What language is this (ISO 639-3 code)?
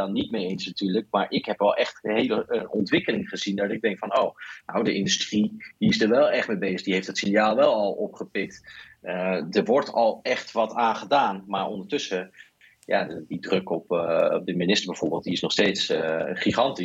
nld